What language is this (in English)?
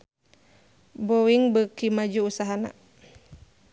Sundanese